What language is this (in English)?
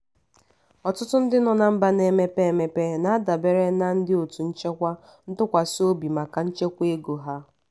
Igbo